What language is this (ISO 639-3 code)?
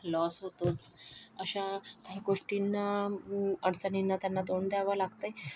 mar